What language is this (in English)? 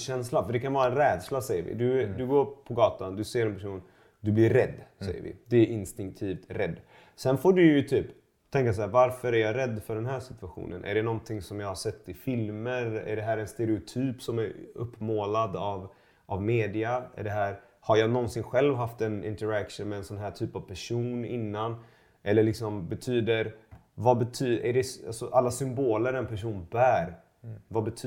Swedish